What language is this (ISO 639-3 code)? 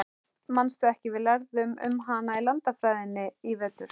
isl